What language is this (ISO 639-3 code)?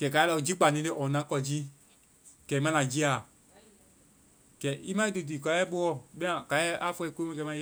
vai